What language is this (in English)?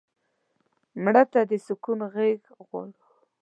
Pashto